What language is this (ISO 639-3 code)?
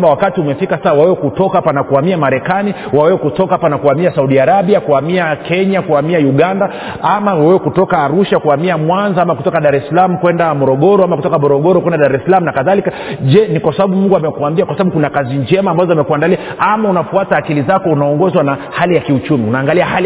swa